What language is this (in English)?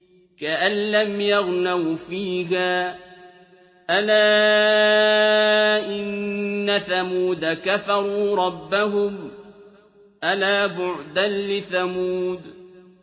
Arabic